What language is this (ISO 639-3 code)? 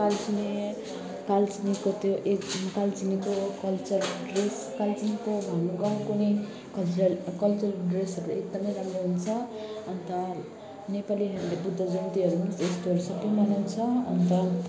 nep